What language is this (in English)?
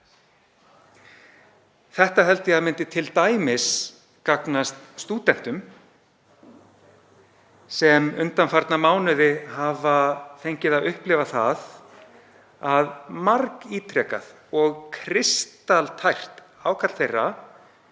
Icelandic